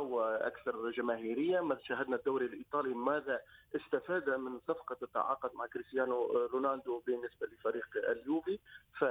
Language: Arabic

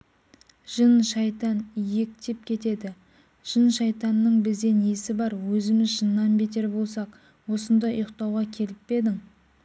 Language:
Kazakh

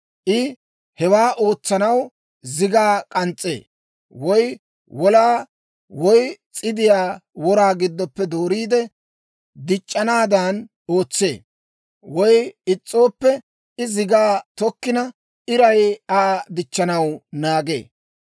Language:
Dawro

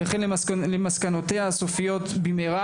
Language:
Hebrew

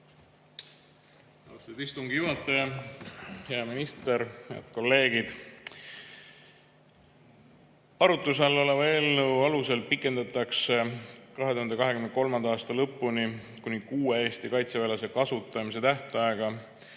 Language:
Estonian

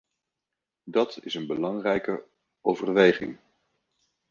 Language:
Dutch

